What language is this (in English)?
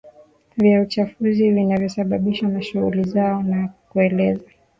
Swahili